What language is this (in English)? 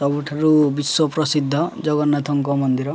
Odia